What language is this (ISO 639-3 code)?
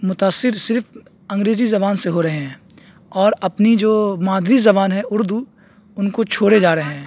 urd